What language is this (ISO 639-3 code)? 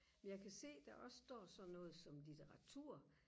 dan